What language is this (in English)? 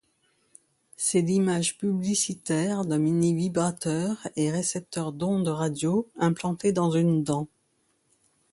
French